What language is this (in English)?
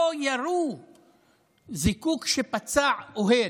Hebrew